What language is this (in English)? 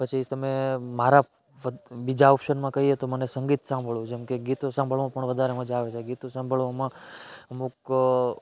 Gujarati